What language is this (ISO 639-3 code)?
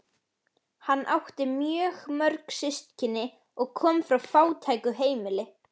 isl